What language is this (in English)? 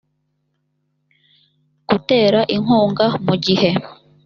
Kinyarwanda